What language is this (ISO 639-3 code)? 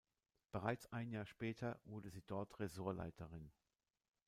deu